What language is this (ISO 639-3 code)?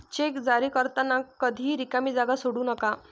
mar